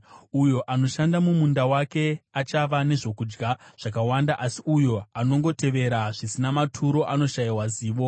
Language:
Shona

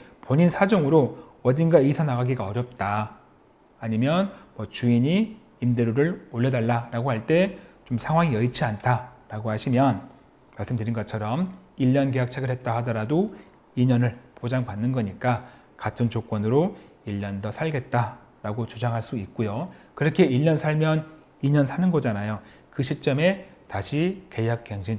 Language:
Korean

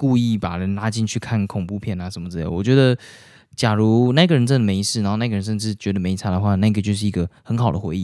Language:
Chinese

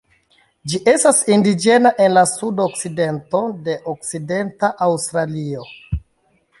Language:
Esperanto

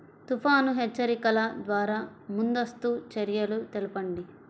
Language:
Telugu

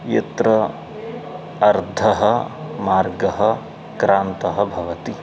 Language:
Sanskrit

